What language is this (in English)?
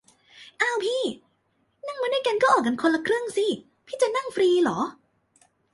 Thai